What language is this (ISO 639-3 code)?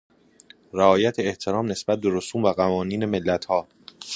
fas